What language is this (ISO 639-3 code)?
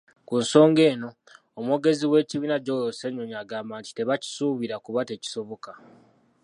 lug